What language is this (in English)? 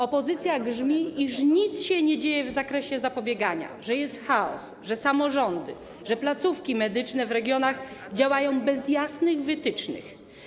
Polish